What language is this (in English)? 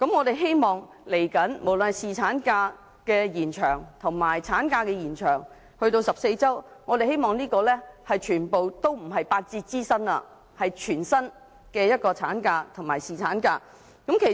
Cantonese